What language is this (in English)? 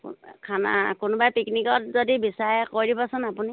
Assamese